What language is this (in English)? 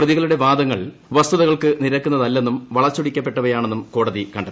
Malayalam